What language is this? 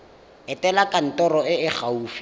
Tswana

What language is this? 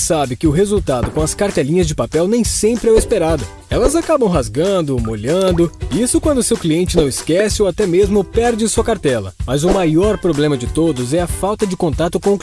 Portuguese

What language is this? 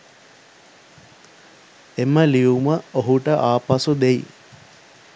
Sinhala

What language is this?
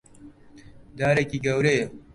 Central Kurdish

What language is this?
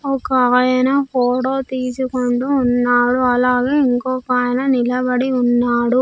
Telugu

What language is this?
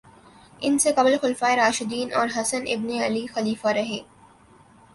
Urdu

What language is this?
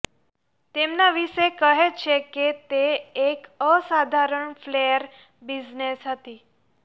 Gujarati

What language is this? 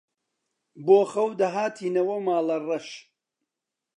Central Kurdish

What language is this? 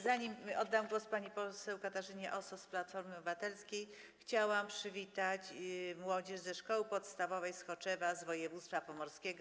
Polish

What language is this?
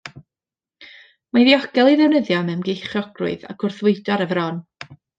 Welsh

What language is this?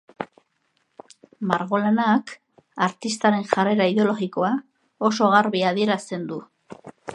Basque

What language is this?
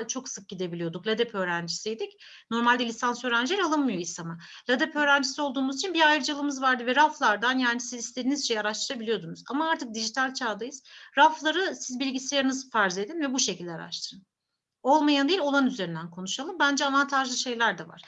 Turkish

